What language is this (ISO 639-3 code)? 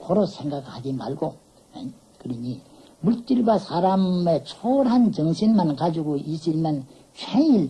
kor